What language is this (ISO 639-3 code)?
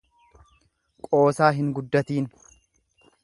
orm